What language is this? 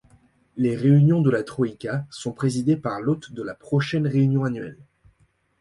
French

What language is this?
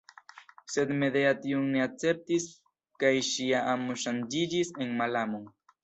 Esperanto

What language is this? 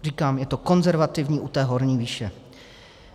Czech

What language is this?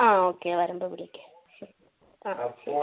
Malayalam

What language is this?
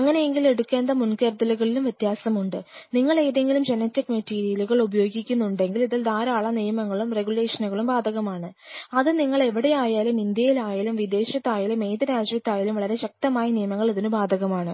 Malayalam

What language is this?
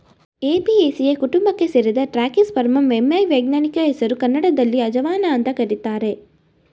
Kannada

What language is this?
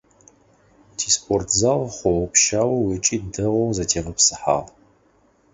Adyghe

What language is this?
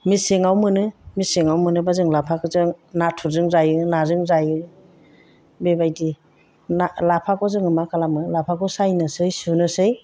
Bodo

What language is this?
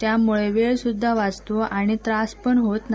Marathi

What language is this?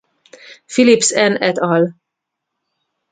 Hungarian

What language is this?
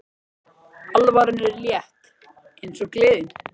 Icelandic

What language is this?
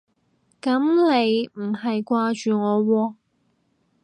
Cantonese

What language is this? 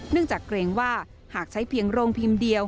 Thai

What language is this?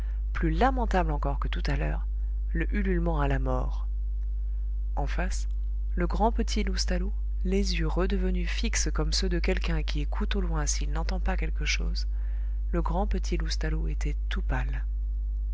French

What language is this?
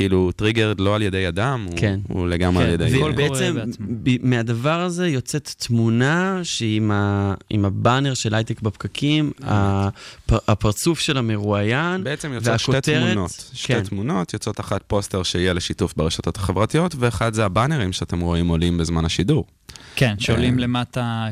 Hebrew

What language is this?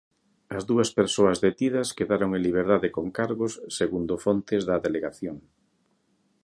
Galician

